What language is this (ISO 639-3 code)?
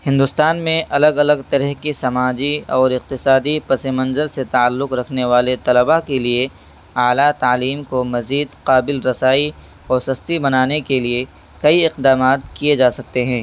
urd